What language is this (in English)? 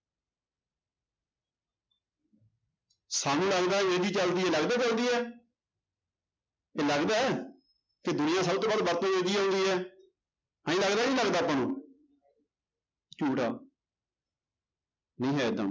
Punjabi